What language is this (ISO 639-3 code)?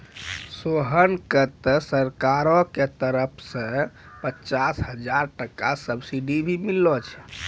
mai